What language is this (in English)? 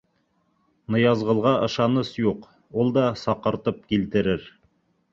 Bashkir